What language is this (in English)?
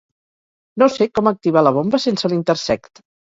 Catalan